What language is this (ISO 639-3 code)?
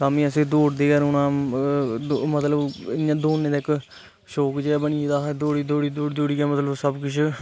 doi